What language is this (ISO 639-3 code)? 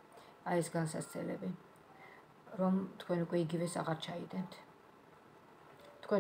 ron